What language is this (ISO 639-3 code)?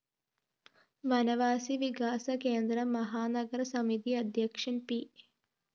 mal